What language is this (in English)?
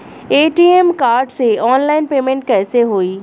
Bhojpuri